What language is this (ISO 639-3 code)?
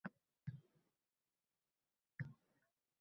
uzb